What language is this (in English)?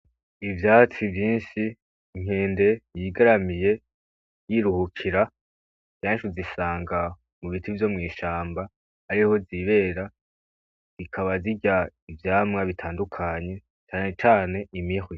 Rundi